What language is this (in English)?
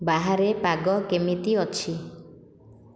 Odia